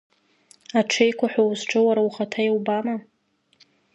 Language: Abkhazian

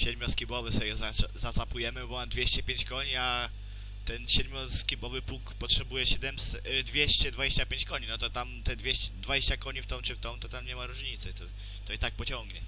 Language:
Polish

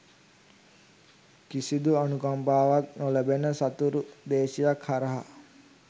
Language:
Sinhala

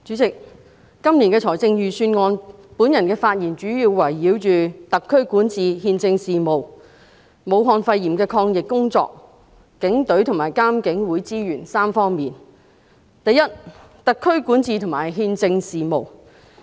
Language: Cantonese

